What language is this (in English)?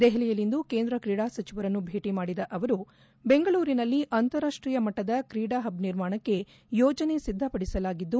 Kannada